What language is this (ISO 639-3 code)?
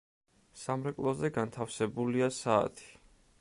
kat